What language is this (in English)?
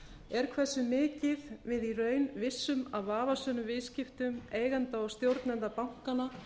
Icelandic